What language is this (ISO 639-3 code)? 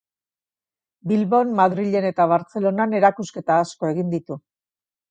eus